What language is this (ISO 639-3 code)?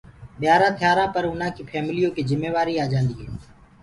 ggg